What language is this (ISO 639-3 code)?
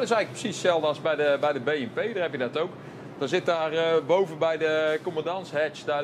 nld